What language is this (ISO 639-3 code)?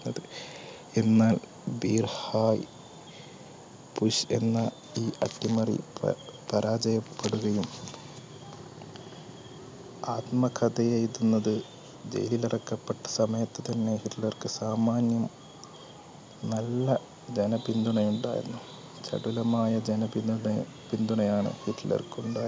mal